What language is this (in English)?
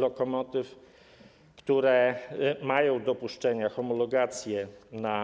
Polish